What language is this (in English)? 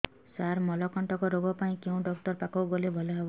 Odia